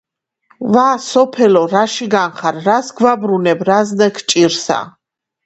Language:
Georgian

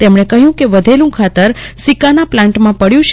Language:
Gujarati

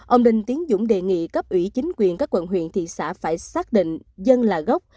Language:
Vietnamese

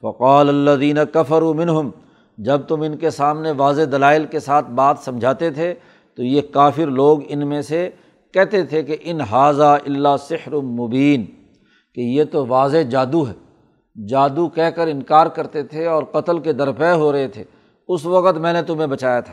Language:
Urdu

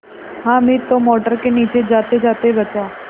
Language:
Hindi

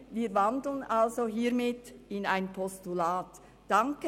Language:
Swiss German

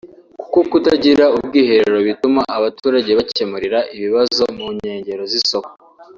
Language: Kinyarwanda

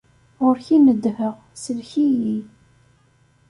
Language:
Kabyle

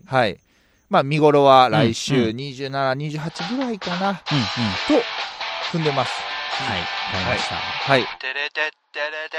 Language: Japanese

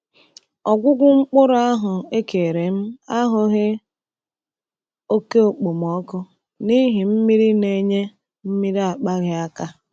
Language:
Igbo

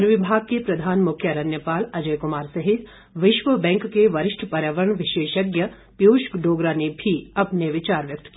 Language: Hindi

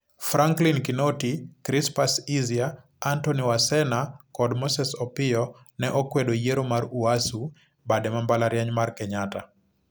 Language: Luo (Kenya and Tanzania)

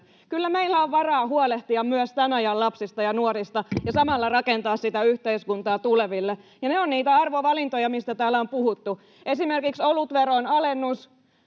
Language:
Finnish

